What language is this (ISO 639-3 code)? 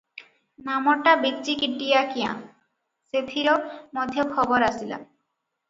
ori